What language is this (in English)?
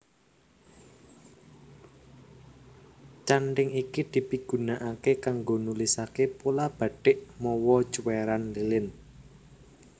Javanese